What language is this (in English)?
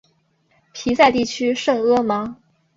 Chinese